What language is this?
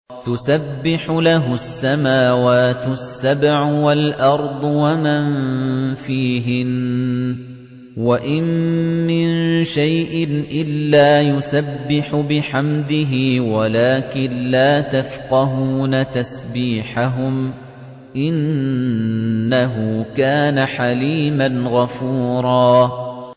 Arabic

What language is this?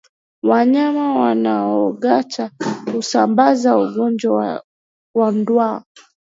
Swahili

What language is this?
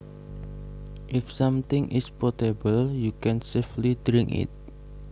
Javanese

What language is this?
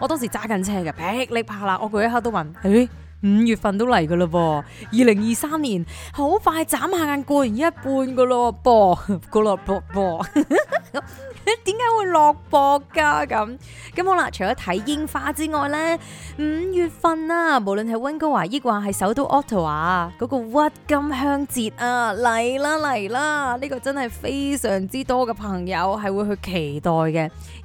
Chinese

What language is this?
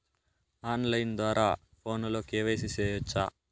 Telugu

